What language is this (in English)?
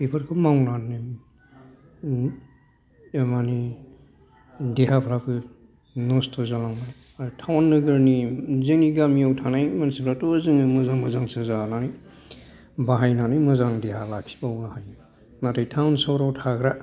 Bodo